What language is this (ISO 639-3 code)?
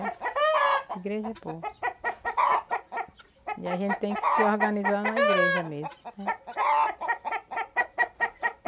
por